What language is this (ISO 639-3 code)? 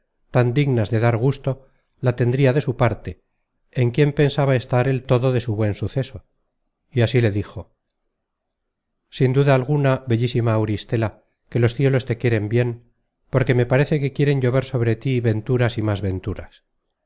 spa